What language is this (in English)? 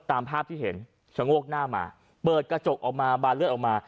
Thai